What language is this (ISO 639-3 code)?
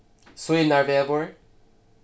fao